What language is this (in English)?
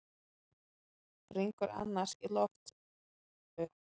Icelandic